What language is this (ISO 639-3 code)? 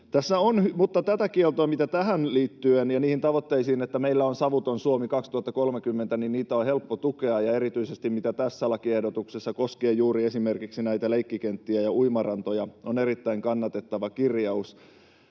fin